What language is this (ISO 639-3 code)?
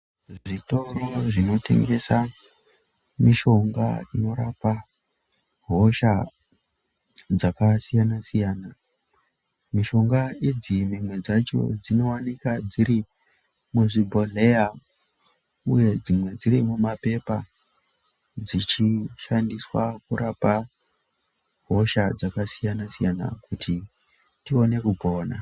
ndc